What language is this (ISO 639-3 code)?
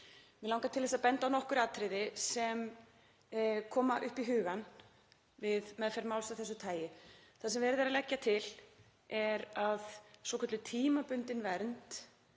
isl